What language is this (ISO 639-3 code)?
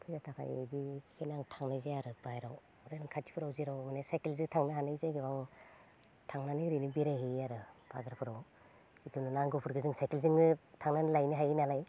brx